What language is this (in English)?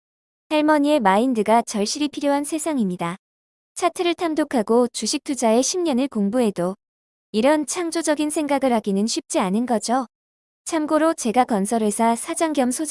Korean